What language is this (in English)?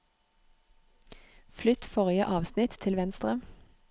Norwegian